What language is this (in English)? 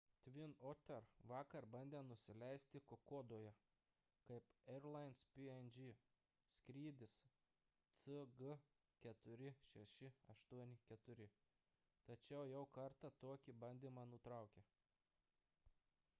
Lithuanian